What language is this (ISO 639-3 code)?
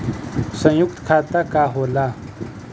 bho